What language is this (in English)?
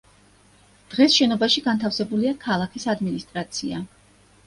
Georgian